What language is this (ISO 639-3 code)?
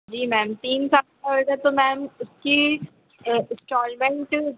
hin